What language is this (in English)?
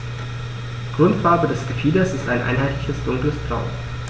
German